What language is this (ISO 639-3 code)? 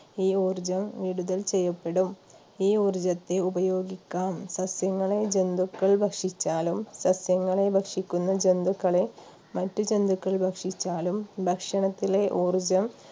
mal